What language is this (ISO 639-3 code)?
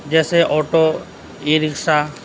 urd